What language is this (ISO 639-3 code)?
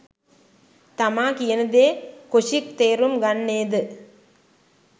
sin